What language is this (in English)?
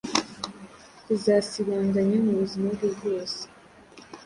Kinyarwanda